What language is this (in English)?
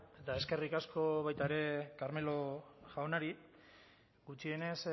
Basque